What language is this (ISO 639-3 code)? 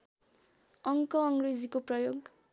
nep